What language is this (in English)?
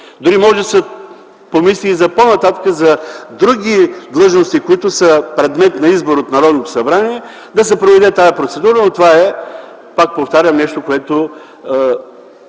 Bulgarian